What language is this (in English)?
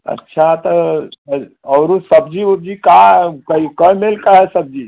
Hindi